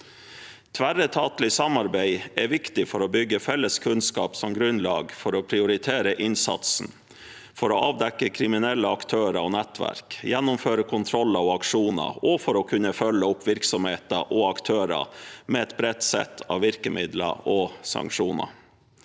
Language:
Norwegian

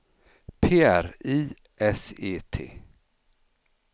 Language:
Swedish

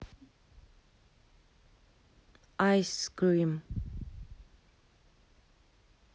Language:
Russian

